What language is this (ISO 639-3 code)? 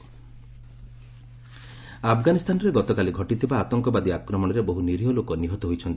ori